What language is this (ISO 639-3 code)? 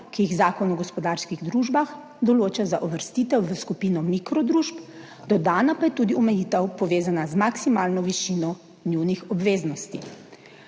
slv